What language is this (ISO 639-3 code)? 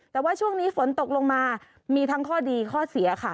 tha